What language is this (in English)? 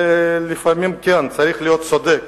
Hebrew